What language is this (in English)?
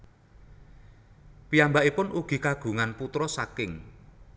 Javanese